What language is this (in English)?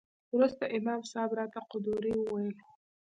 Pashto